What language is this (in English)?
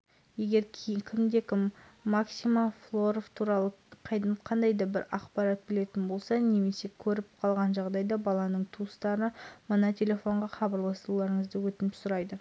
Kazakh